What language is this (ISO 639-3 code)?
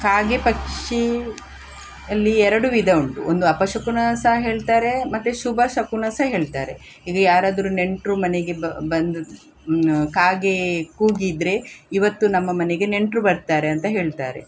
kan